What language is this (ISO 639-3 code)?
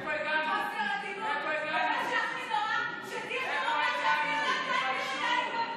heb